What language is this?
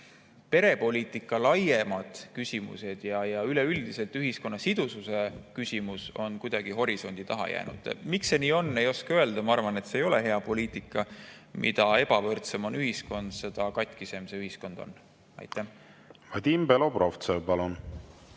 Estonian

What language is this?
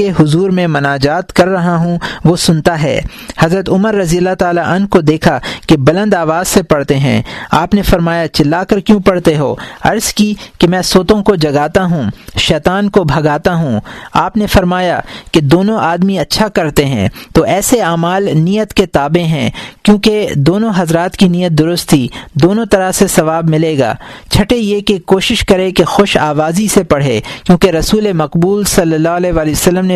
Urdu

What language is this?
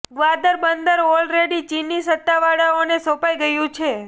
Gujarati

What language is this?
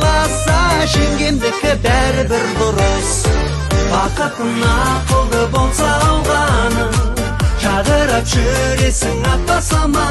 Turkish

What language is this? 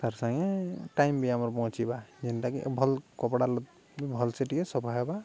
Odia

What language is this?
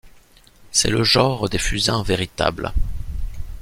French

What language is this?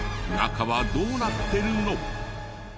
Japanese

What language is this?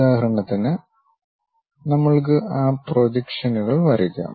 Malayalam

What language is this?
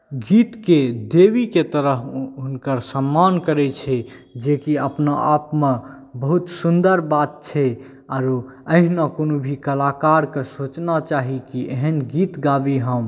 Maithili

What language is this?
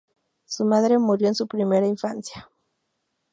Spanish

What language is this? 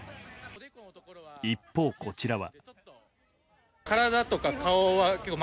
Japanese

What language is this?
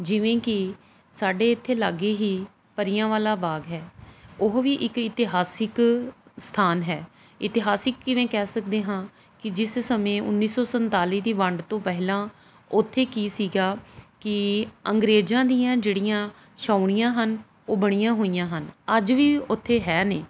Punjabi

